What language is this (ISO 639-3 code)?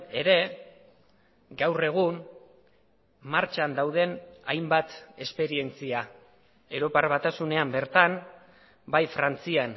eus